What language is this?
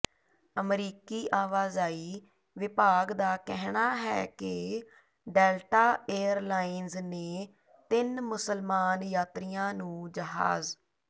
Punjabi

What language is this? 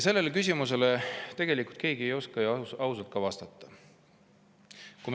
Estonian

